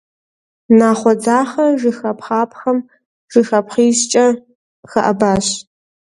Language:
Kabardian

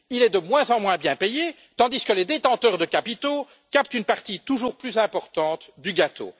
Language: French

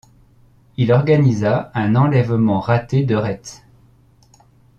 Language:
French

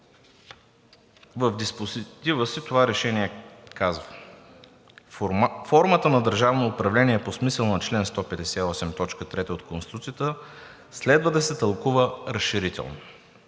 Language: Bulgarian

